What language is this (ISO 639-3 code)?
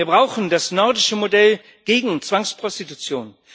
deu